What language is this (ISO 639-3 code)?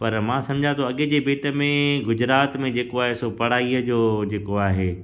snd